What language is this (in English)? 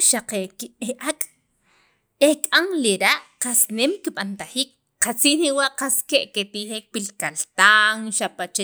Sacapulteco